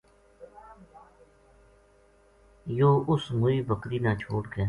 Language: Gujari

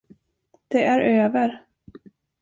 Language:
Swedish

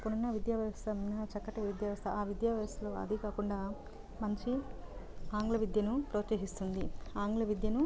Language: Telugu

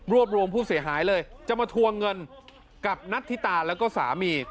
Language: Thai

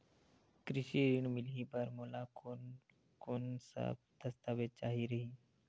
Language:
Chhattisgarhi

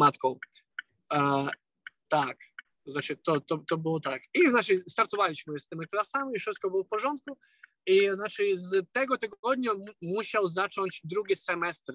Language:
Polish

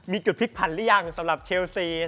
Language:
Thai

